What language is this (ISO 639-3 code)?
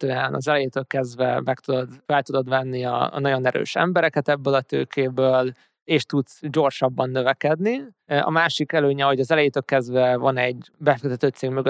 hun